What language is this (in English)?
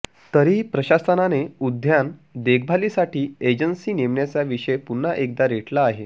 Marathi